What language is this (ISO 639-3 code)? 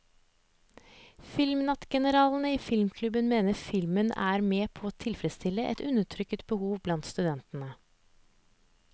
nor